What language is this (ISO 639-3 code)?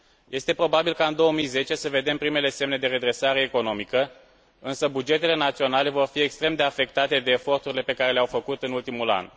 ron